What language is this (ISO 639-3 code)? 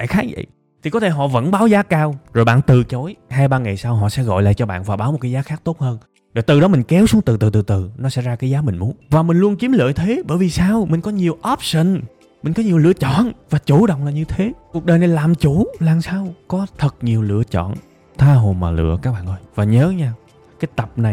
vie